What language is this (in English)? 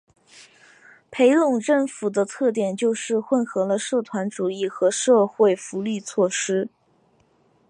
Chinese